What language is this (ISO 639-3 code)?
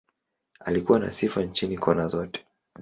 swa